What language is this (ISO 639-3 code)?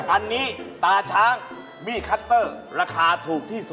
tha